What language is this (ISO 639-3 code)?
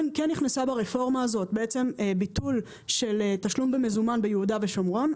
heb